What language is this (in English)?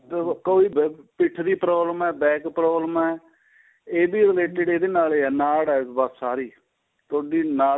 Punjabi